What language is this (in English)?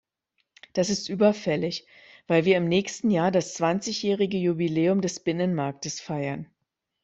German